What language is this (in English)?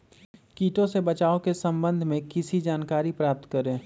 Magahi